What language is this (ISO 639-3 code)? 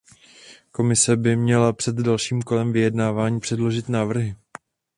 ces